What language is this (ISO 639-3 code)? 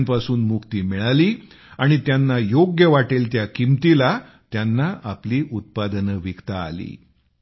mar